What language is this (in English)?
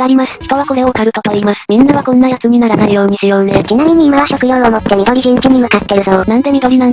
Japanese